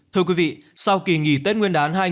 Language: Vietnamese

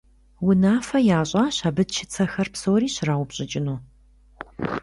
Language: Kabardian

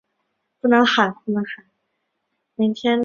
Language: Chinese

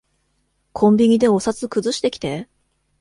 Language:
Japanese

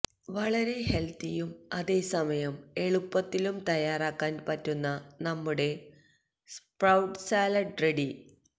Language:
Malayalam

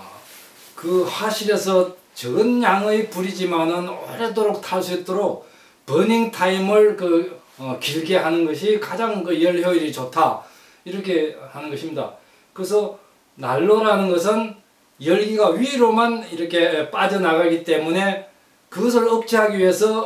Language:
Korean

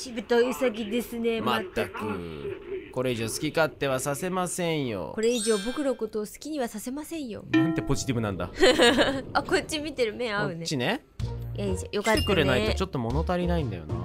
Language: Japanese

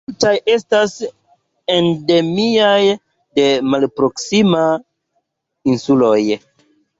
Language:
Esperanto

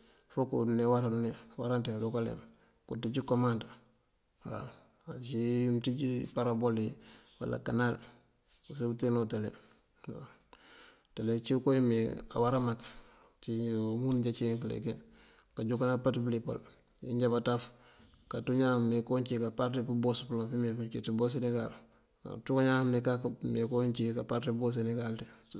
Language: Mandjak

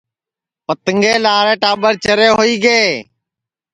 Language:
Sansi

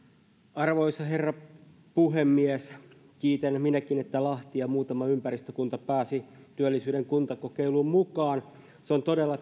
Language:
Finnish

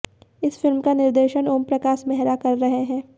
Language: Hindi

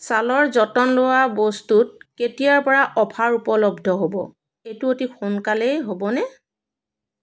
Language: Assamese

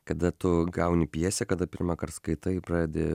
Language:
Lithuanian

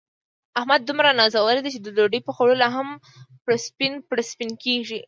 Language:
Pashto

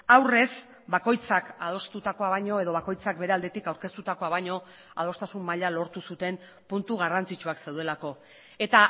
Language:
Basque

